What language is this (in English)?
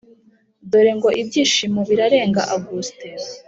Kinyarwanda